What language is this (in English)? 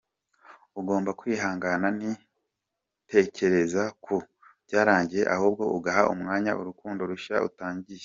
Kinyarwanda